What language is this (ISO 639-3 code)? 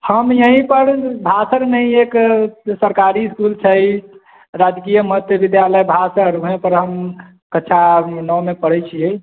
mai